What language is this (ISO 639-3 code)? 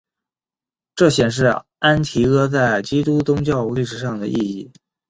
zho